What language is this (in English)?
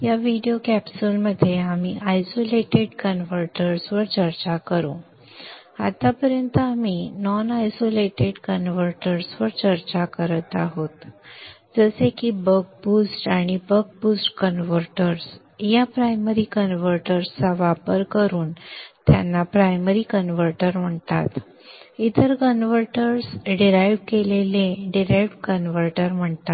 Marathi